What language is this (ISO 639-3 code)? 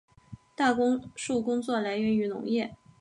zho